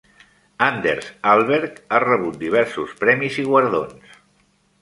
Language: Catalan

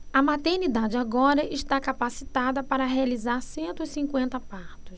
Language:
Portuguese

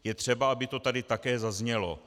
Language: Czech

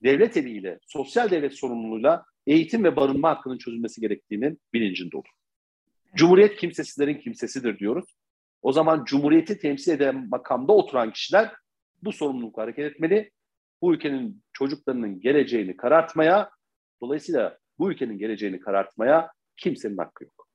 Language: Turkish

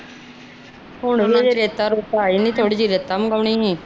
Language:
Punjabi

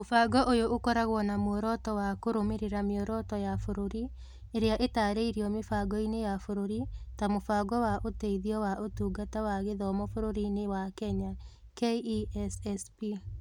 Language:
Kikuyu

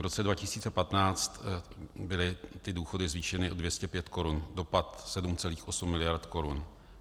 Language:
Czech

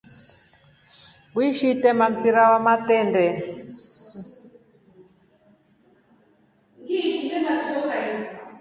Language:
Rombo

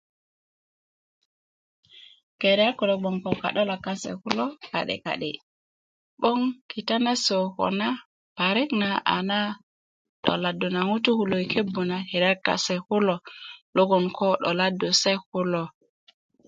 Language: Kuku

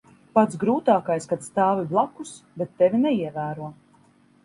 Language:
Latvian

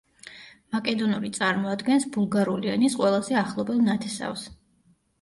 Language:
Georgian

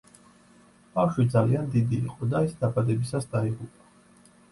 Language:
Georgian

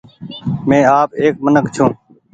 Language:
Goaria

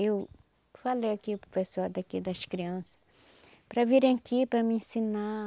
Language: Portuguese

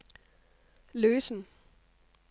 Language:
Danish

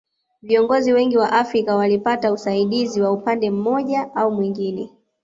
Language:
Swahili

